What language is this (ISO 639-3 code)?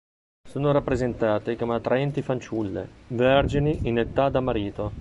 ita